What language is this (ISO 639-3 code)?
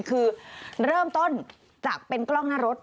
tha